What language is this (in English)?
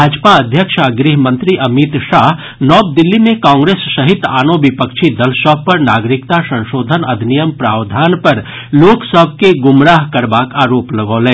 Maithili